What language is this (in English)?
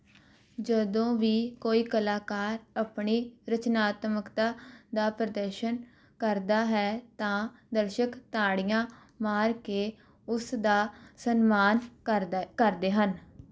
Punjabi